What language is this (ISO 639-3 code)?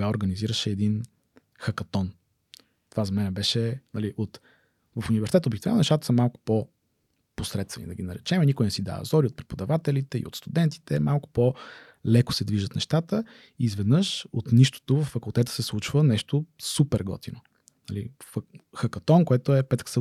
bul